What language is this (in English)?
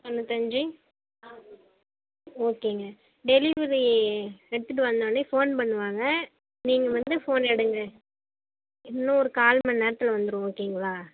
Tamil